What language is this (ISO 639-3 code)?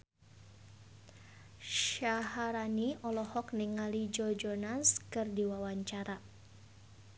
sun